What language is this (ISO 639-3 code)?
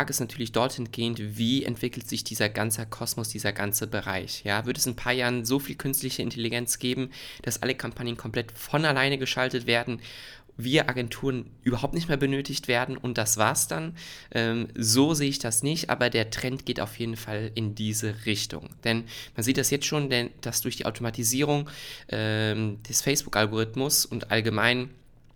deu